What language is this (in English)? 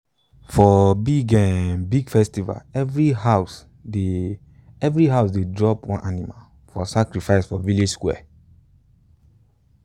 Nigerian Pidgin